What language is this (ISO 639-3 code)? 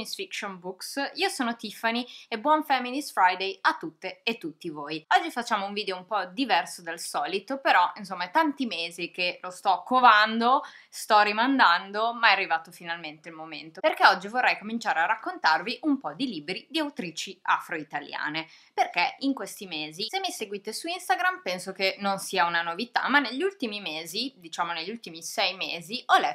ita